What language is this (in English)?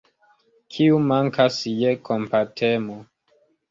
Esperanto